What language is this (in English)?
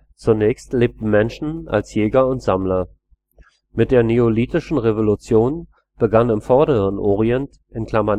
German